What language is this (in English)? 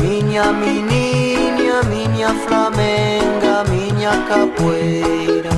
Hungarian